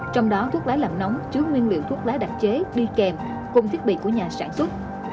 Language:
Vietnamese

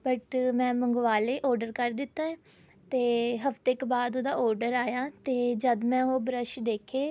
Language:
Punjabi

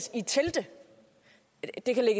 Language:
Danish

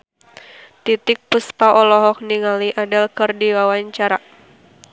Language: Sundanese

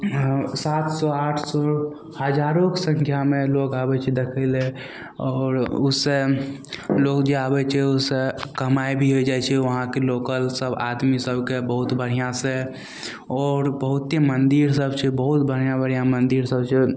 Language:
Maithili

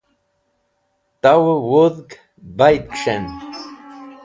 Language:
Wakhi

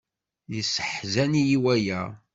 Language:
Kabyle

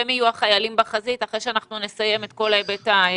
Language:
Hebrew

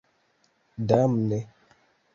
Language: Esperanto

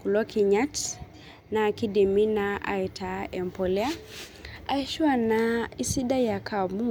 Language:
Masai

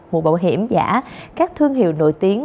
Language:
Vietnamese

